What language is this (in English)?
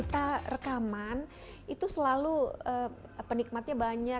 Indonesian